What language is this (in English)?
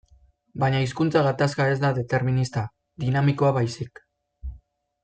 Basque